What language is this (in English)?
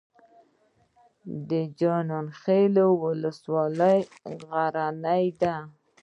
Pashto